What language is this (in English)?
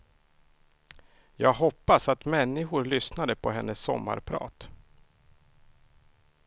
Swedish